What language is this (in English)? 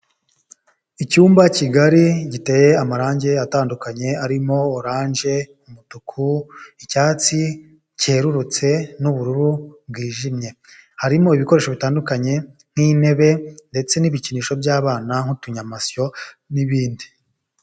Kinyarwanda